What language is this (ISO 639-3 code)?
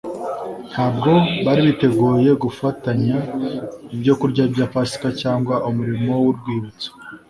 kin